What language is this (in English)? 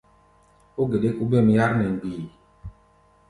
Gbaya